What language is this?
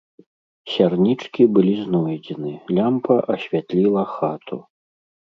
Belarusian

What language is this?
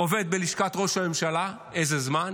Hebrew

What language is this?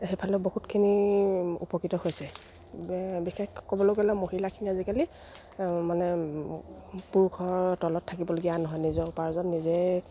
Assamese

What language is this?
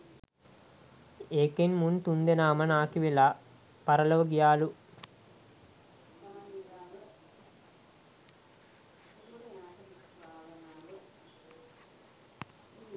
Sinhala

